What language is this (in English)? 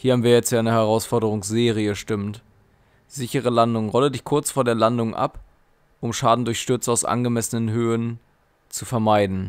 German